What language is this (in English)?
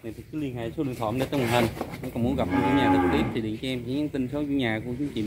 Vietnamese